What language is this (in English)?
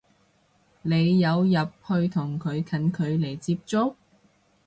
Cantonese